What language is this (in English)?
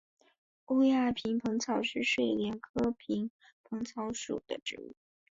Chinese